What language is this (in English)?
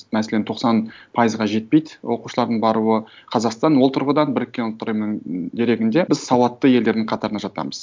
Kazakh